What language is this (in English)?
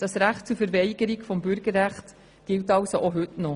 Swiss German